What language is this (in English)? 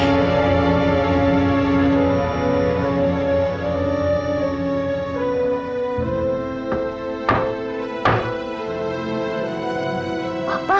Indonesian